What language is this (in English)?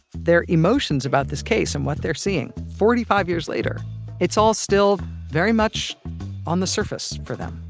English